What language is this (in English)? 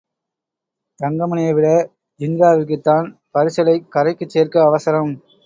Tamil